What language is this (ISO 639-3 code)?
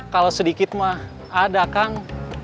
ind